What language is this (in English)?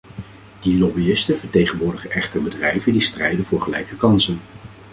Dutch